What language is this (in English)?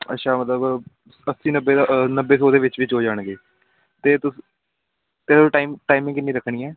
Punjabi